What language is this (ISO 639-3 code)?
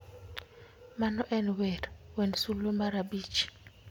luo